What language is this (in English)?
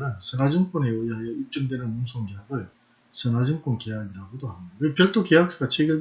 Korean